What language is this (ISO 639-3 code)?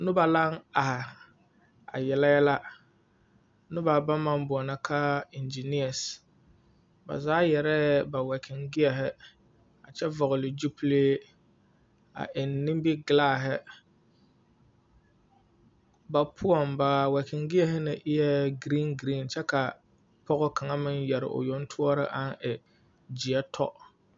dga